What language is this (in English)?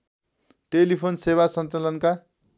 Nepali